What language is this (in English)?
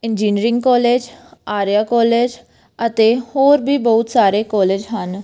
Punjabi